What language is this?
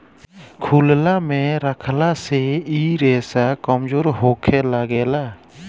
Bhojpuri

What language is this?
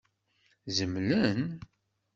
Kabyle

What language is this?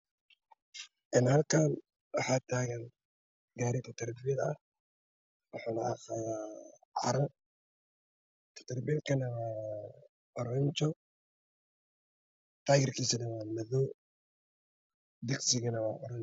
Somali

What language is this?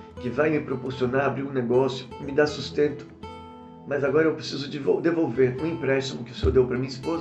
Portuguese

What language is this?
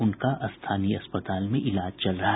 Hindi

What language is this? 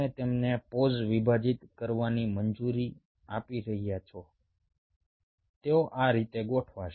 Gujarati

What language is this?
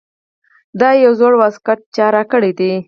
Pashto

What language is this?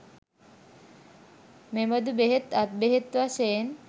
Sinhala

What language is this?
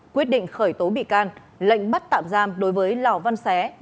Vietnamese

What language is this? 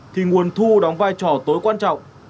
Vietnamese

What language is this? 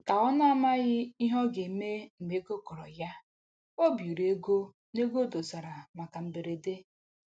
Igbo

